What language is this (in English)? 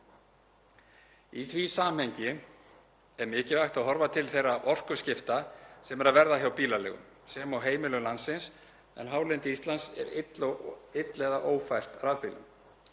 Icelandic